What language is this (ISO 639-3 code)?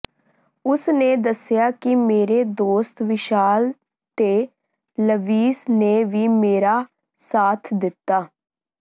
pan